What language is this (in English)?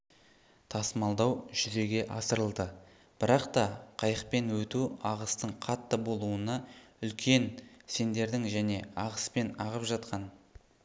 Kazakh